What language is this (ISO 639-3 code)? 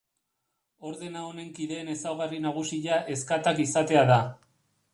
eus